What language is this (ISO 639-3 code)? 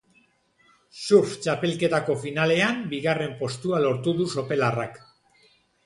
eus